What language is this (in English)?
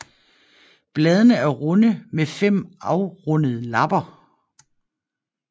Danish